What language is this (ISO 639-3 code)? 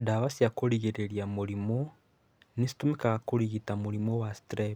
kik